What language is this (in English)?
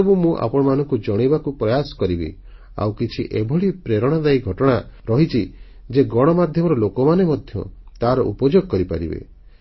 Odia